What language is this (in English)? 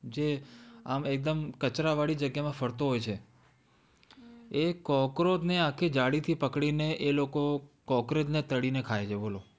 Gujarati